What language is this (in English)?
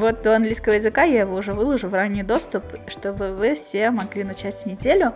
Russian